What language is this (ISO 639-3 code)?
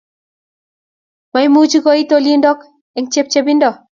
kln